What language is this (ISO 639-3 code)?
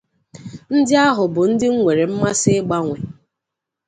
ibo